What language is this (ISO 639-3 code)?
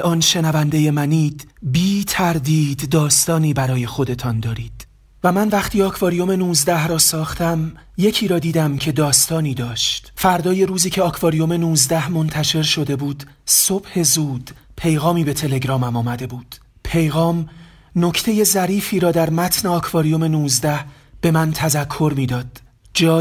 fas